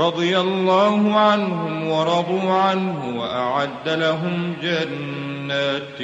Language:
Arabic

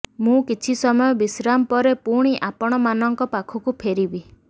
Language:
Odia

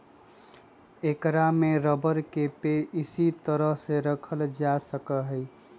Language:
Magahi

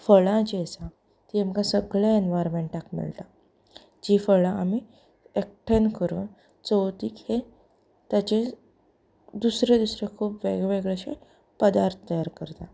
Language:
Konkani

